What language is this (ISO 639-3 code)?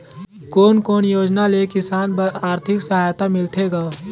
hne